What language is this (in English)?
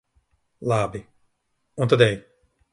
Latvian